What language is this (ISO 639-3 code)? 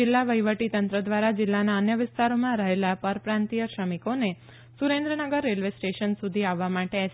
guj